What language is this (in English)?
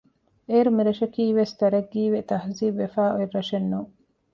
Divehi